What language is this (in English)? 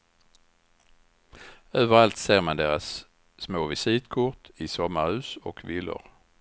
Swedish